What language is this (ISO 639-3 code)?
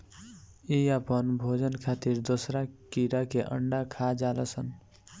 bho